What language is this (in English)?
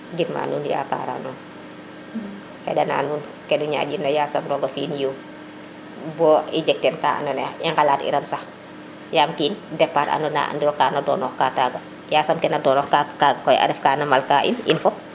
Serer